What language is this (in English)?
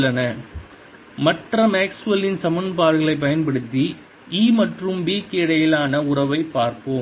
Tamil